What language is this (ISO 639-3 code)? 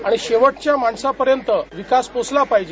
mar